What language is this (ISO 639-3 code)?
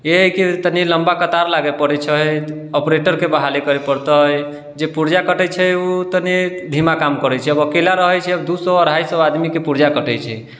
mai